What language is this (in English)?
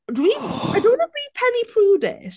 Welsh